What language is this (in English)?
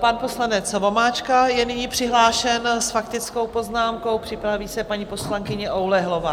Czech